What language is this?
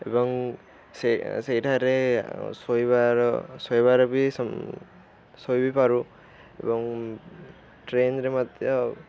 Odia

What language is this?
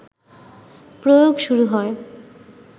Bangla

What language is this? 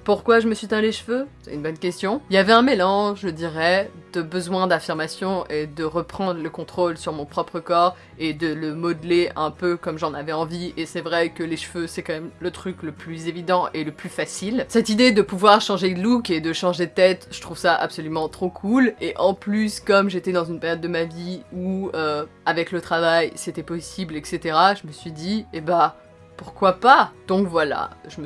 French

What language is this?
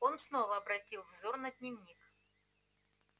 Russian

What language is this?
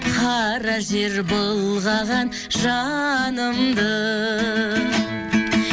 Kazakh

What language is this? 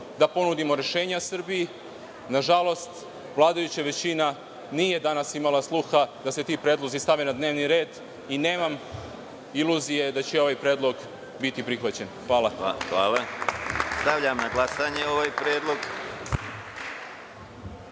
Serbian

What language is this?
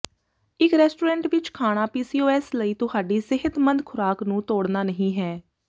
Punjabi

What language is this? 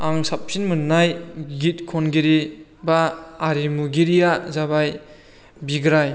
Bodo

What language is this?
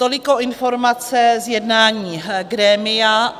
Czech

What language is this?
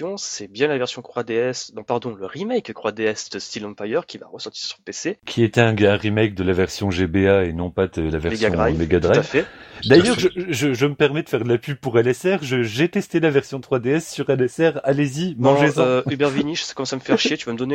French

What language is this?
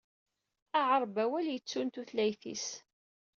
Kabyle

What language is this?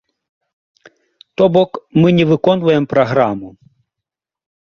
Belarusian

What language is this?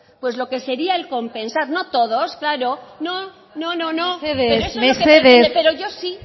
Spanish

